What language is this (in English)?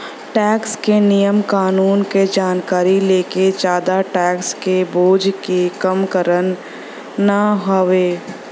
Bhojpuri